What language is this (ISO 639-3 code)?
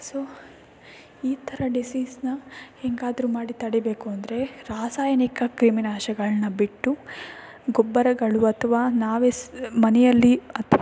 kan